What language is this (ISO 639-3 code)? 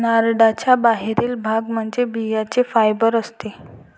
mar